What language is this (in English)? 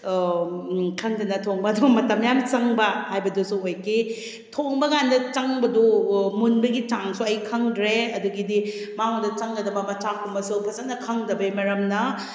Manipuri